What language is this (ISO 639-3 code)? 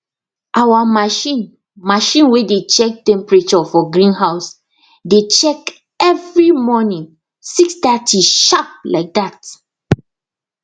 pcm